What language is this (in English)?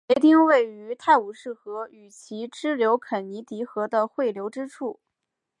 Chinese